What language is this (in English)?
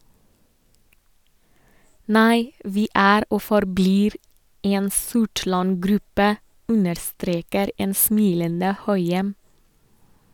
Norwegian